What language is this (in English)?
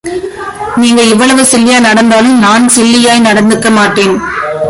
Tamil